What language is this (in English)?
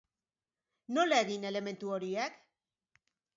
Basque